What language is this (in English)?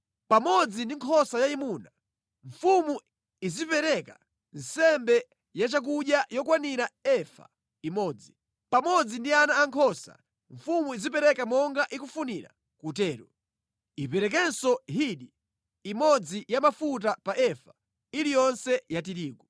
Nyanja